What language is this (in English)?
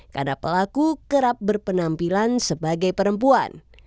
Indonesian